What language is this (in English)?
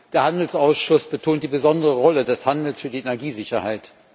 German